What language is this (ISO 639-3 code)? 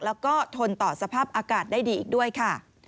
tha